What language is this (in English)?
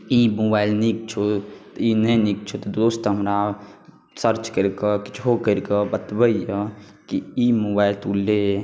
Maithili